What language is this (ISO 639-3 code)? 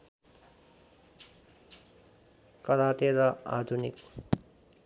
nep